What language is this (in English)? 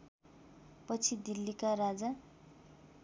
Nepali